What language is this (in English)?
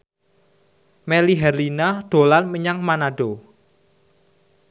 Javanese